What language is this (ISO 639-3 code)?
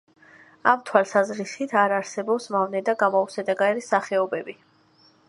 kat